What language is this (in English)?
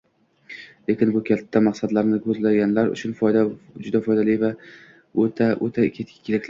Uzbek